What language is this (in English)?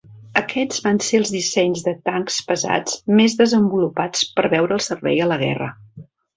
Catalan